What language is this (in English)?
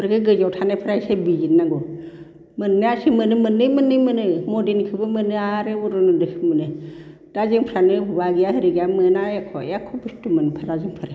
Bodo